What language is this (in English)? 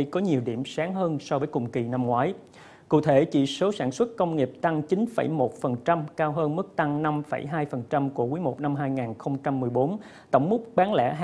Vietnamese